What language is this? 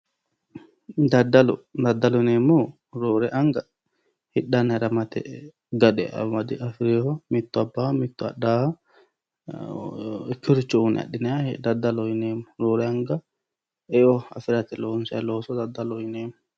Sidamo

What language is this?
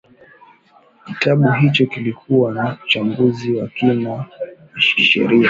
Swahili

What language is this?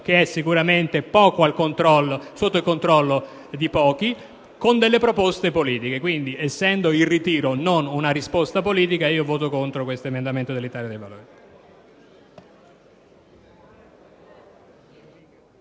Italian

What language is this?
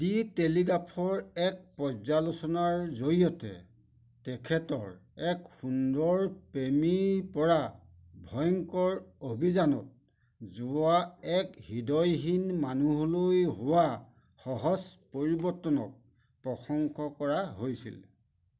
Assamese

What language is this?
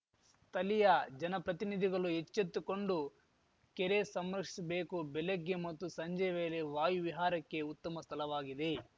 Kannada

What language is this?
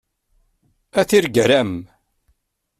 Kabyle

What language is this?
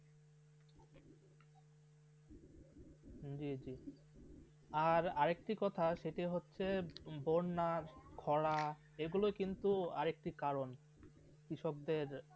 Bangla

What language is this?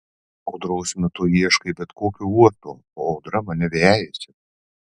Lithuanian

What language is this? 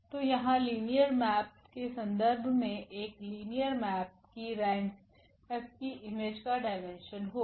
Hindi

